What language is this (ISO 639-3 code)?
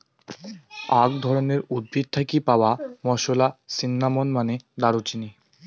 ben